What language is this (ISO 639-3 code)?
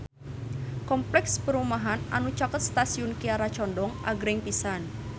sun